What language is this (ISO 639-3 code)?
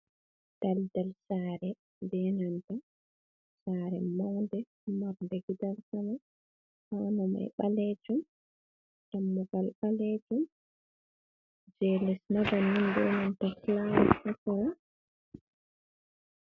ful